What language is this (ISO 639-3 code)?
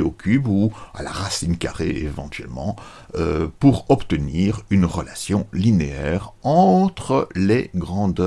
fra